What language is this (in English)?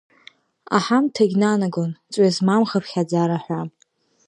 Abkhazian